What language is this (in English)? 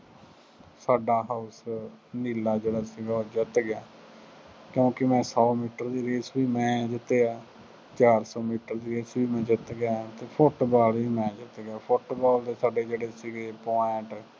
Punjabi